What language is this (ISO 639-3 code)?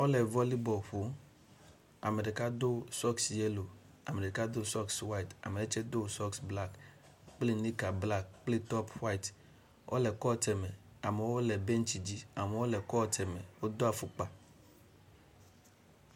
ewe